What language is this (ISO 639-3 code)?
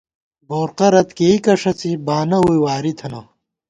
gwt